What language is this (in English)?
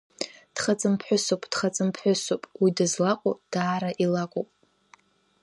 Abkhazian